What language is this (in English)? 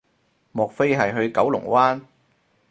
Cantonese